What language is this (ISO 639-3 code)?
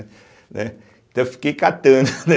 por